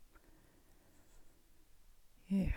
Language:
Norwegian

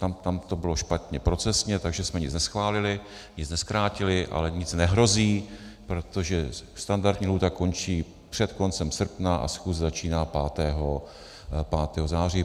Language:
Czech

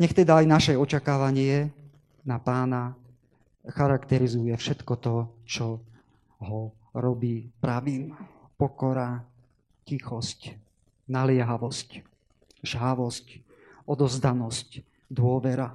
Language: Slovak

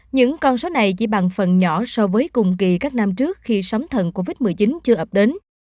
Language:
Vietnamese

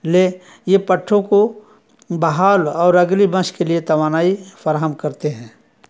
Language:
Urdu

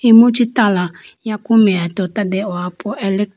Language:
Idu-Mishmi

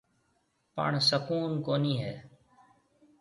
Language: Marwari (Pakistan)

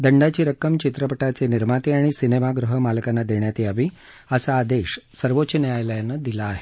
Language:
Marathi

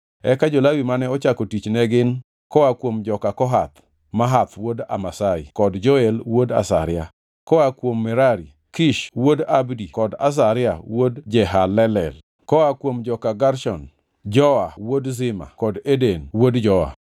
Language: Luo (Kenya and Tanzania)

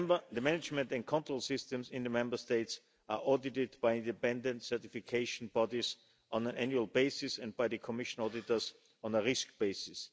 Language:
English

